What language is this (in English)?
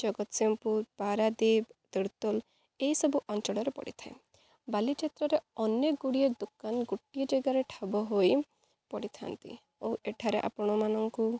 Odia